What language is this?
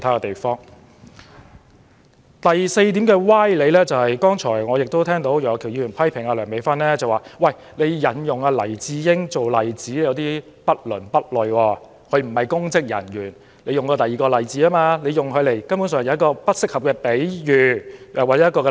Cantonese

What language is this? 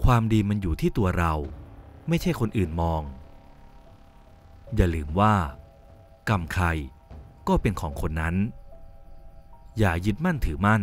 Thai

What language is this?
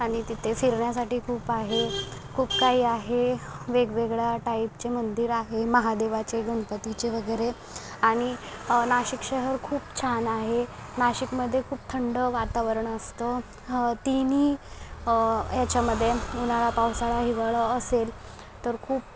Marathi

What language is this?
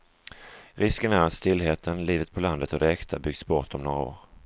Swedish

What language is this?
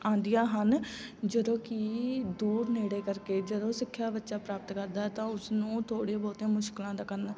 Punjabi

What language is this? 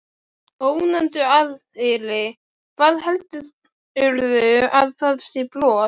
Icelandic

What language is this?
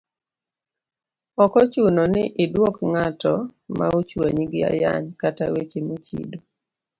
Luo (Kenya and Tanzania)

